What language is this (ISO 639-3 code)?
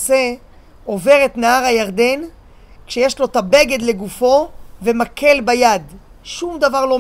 heb